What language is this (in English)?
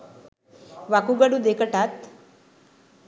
Sinhala